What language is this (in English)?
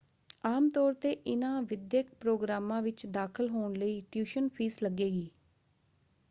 Punjabi